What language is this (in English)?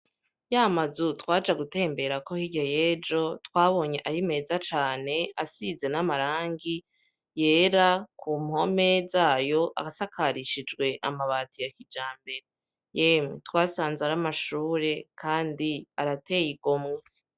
Rundi